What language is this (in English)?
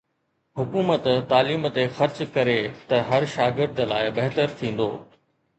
Sindhi